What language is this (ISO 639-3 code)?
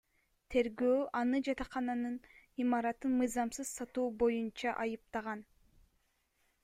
kir